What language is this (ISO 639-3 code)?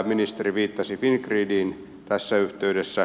fin